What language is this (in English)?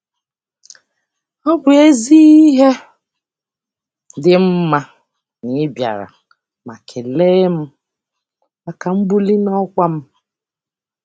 Igbo